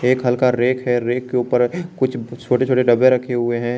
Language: Hindi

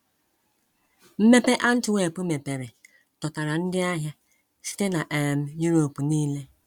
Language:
Igbo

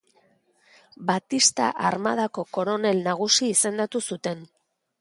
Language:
Basque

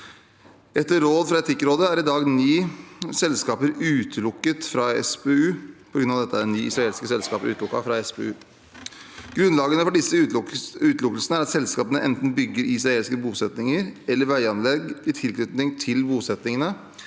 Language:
Norwegian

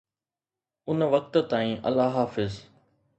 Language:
Sindhi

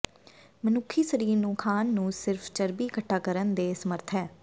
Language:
Punjabi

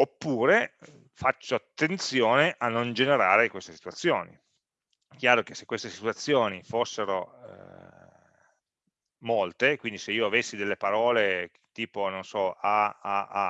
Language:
Italian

